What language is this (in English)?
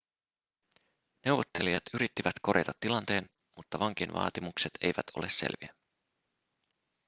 Finnish